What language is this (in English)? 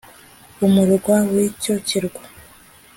Kinyarwanda